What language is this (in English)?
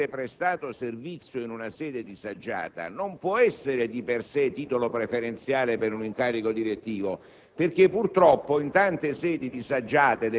Italian